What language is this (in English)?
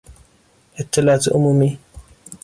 Persian